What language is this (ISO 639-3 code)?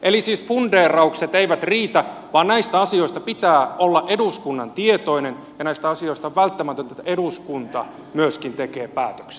fin